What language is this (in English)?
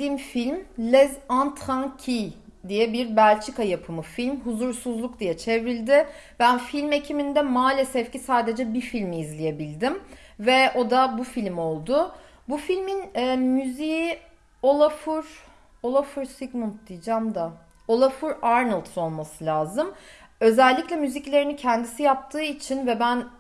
Turkish